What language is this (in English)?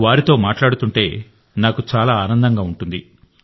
Telugu